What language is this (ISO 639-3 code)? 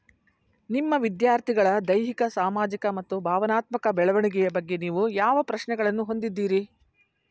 kan